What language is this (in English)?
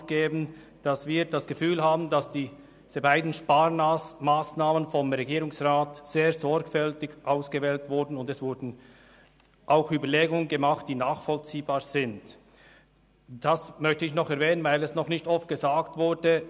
Swiss German